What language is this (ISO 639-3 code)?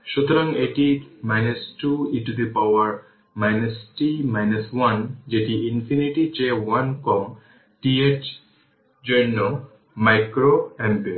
ben